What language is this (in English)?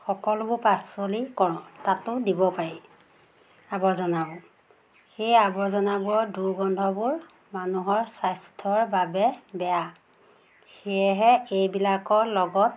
Assamese